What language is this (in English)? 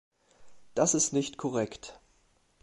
German